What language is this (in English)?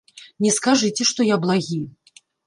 Belarusian